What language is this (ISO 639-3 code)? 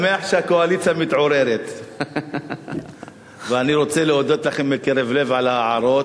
heb